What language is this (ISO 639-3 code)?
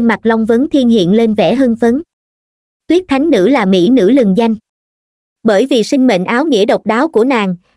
vie